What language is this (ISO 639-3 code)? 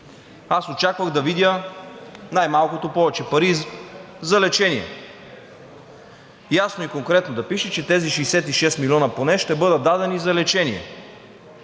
bul